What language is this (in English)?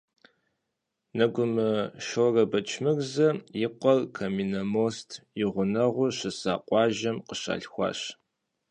Kabardian